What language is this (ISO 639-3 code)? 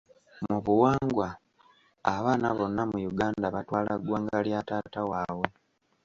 lug